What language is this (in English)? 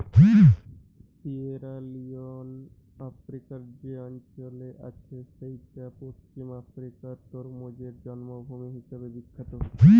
Bangla